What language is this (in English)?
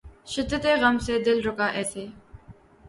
Urdu